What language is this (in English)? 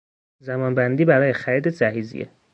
Persian